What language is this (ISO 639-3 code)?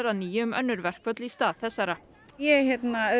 isl